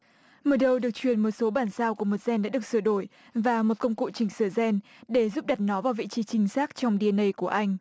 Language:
Vietnamese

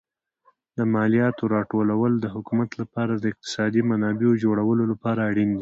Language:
Pashto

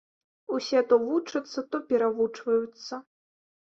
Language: Belarusian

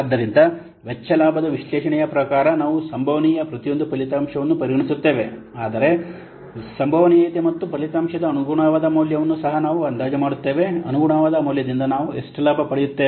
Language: Kannada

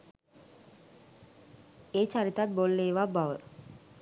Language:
Sinhala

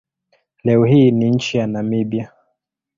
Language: Swahili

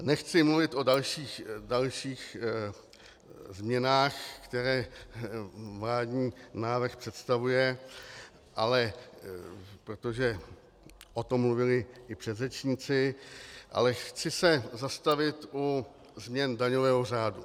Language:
Czech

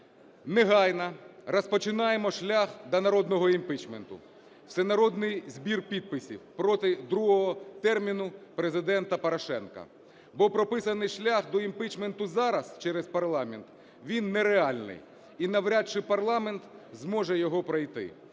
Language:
Ukrainian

